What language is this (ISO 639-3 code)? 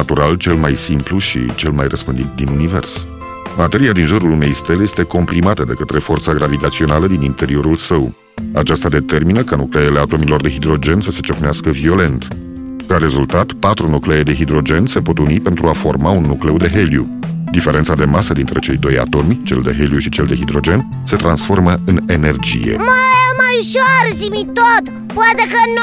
ron